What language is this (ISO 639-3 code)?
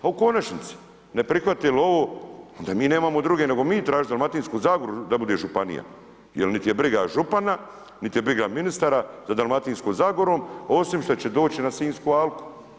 hrv